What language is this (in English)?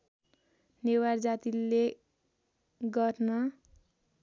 Nepali